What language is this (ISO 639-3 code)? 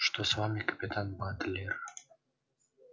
rus